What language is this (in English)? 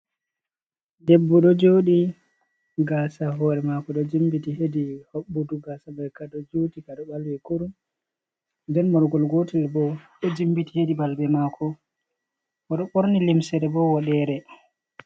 Fula